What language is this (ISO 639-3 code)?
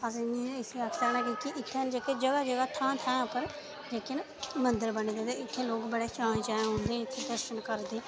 doi